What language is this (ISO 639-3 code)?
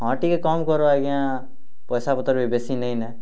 ori